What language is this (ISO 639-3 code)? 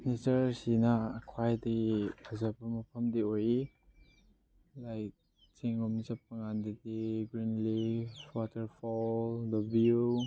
mni